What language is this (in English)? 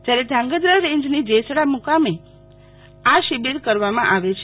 Gujarati